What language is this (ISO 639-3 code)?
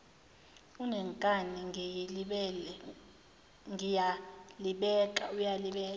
zul